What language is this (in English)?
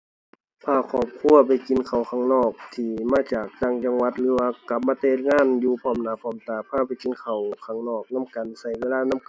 Thai